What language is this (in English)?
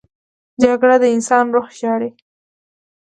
Pashto